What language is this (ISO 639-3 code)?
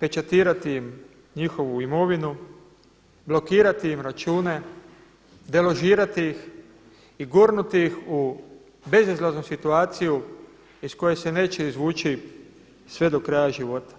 hrv